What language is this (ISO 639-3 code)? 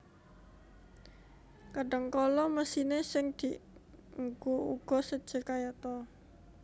jav